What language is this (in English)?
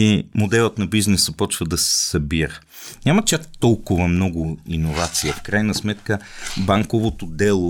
Bulgarian